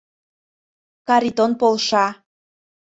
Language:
Mari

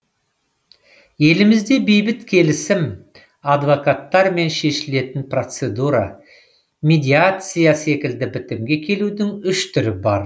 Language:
Kazakh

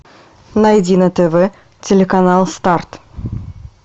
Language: Russian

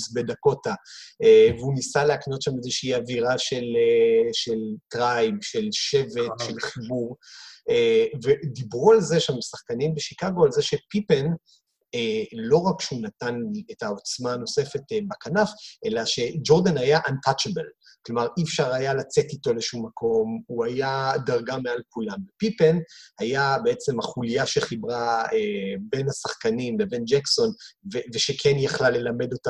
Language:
Hebrew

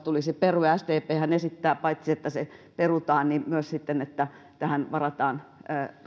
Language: Finnish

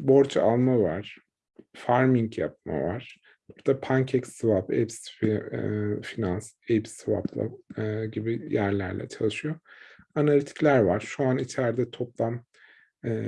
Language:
Turkish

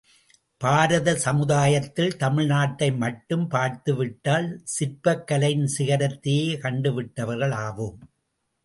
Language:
Tamil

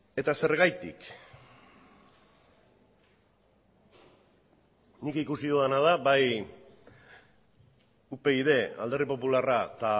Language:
Basque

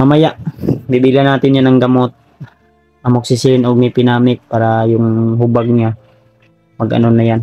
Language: Filipino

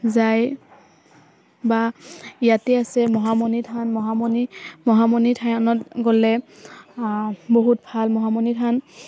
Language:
Assamese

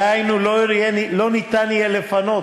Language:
Hebrew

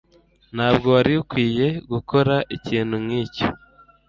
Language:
Kinyarwanda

